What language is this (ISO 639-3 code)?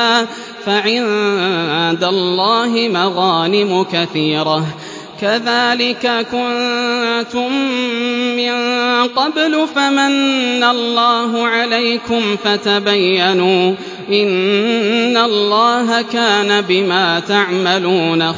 ara